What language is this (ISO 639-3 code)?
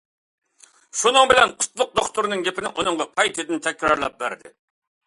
uig